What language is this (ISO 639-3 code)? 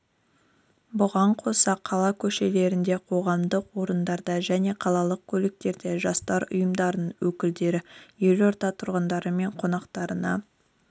kaz